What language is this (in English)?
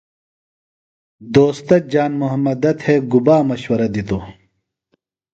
Phalura